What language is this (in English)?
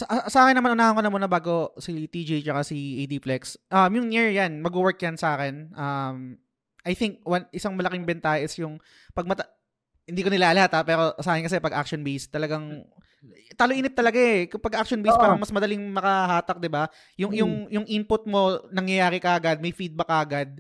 Filipino